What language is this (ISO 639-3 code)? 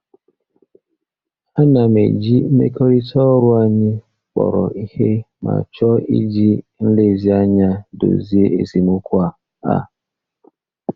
ibo